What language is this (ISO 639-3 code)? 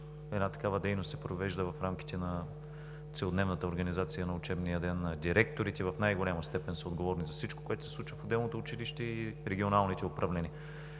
bul